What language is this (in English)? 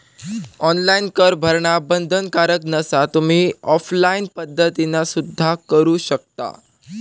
Marathi